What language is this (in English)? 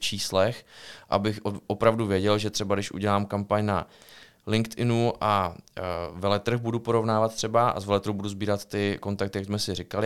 Czech